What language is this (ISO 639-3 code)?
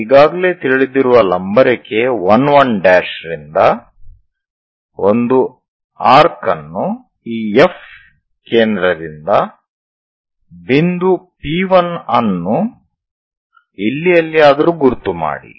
kan